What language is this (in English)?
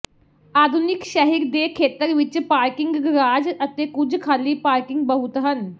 Punjabi